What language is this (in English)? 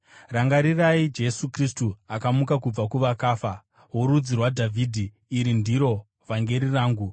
Shona